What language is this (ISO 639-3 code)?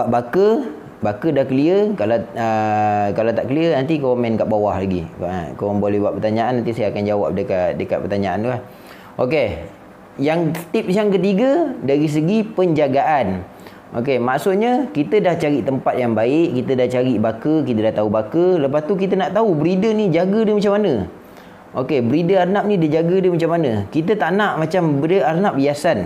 msa